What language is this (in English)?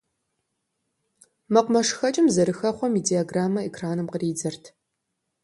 Kabardian